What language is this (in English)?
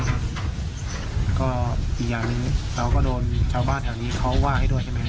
Thai